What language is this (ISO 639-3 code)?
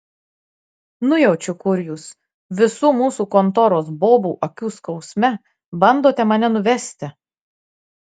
lit